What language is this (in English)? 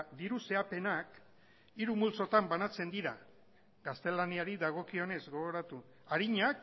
Basque